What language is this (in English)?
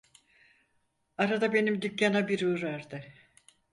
Turkish